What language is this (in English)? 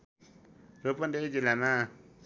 Nepali